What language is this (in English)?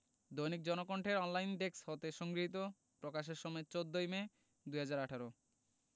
Bangla